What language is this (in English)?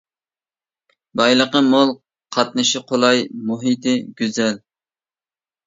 Uyghur